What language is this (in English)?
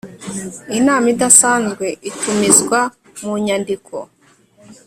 Kinyarwanda